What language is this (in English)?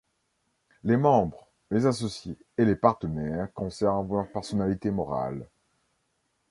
French